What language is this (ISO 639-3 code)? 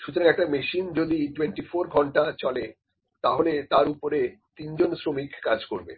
ben